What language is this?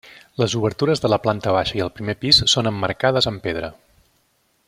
Catalan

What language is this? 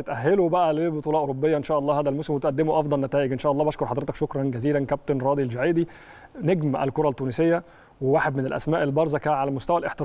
Arabic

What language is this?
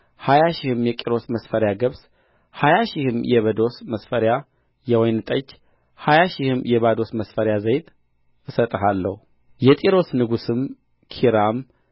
Amharic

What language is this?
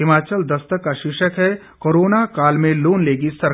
Hindi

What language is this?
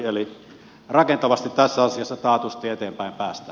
Finnish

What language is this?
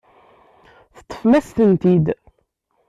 Kabyle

